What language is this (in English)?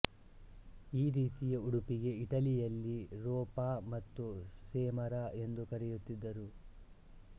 Kannada